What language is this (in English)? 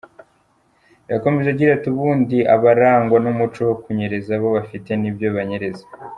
Kinyarwanda